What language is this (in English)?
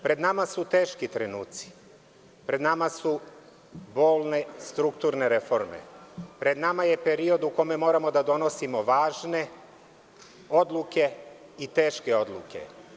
Serbian